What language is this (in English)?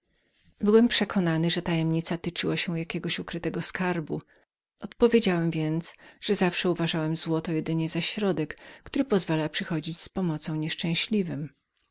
Polish